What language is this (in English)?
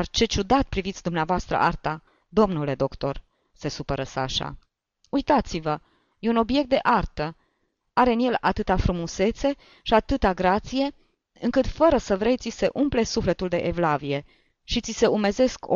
Romanian